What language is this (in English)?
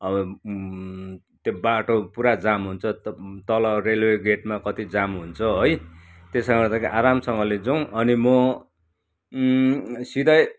Nepali